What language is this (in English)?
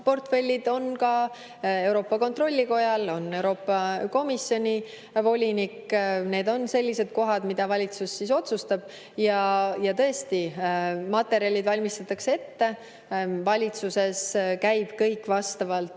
Estonian